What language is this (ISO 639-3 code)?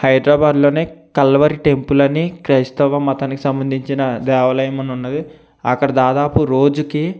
tel